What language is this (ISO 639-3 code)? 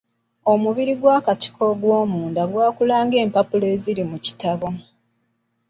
lug